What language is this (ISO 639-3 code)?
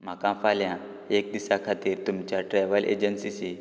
kok